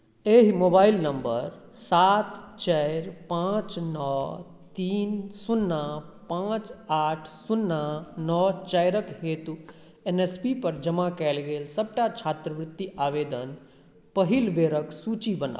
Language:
Maithili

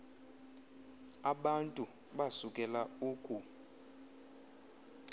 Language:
Xhosa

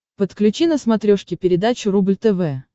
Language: Russian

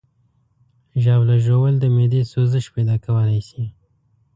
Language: Pashto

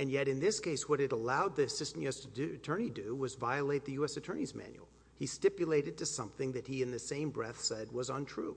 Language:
English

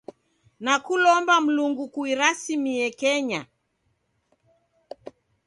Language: Taita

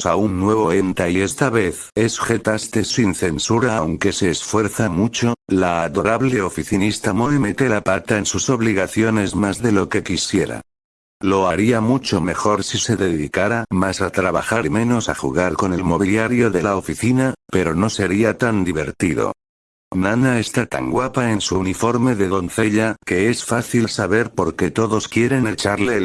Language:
Spanish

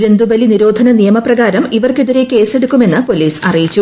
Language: Malayalam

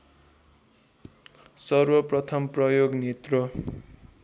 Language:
Nepali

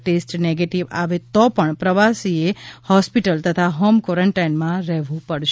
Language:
Gujarati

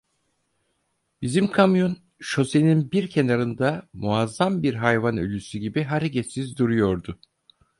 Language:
Turkish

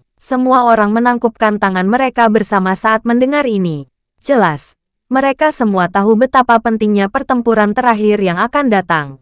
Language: Indonesian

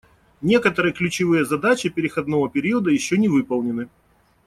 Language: Russian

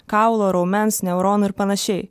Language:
Lithuanian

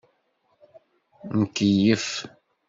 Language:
Kabyle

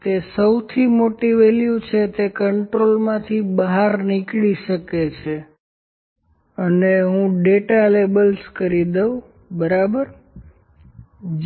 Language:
Gujarati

